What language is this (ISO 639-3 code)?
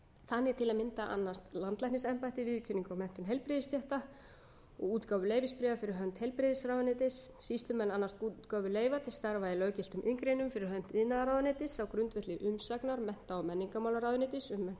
isl